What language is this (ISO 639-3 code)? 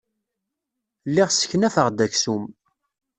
kab